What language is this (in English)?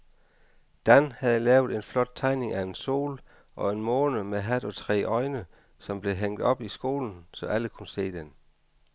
Danish